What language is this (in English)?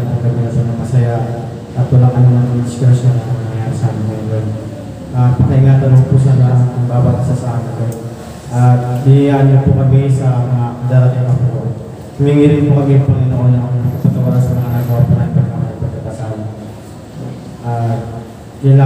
Filipino